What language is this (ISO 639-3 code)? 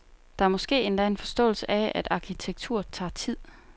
dan